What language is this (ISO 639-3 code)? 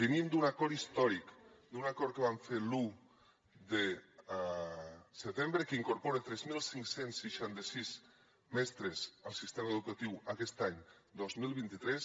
cat